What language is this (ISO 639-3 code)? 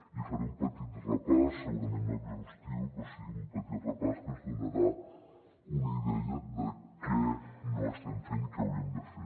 cat